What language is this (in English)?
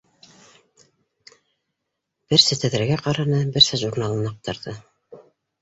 Bashkir